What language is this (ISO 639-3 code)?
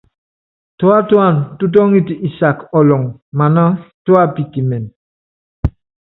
yav